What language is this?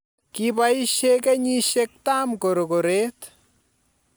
Kalenjin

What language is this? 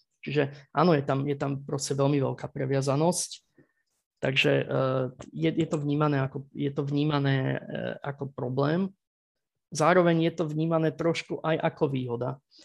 Slovak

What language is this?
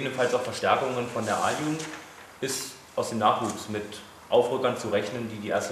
German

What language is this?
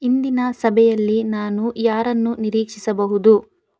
Kannada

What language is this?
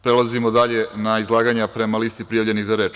Serbian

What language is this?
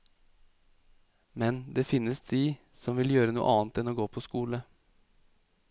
Norwegian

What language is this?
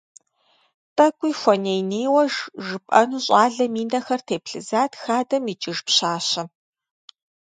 Kabardian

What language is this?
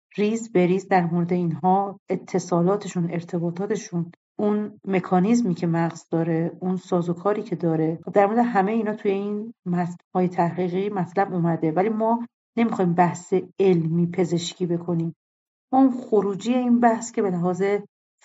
Persian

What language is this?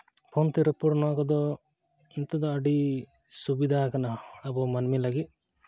Santali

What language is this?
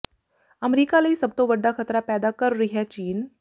Punjabi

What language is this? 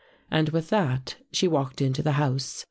English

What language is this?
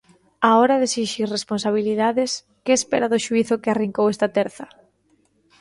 Galician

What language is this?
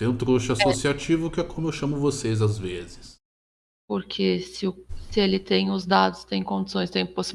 Portuguese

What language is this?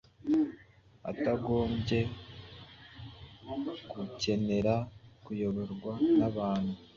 Kinyarwanda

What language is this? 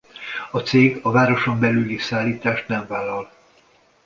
Hungarian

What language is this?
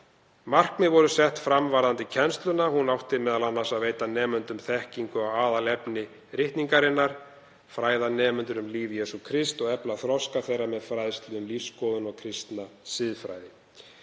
Icelandic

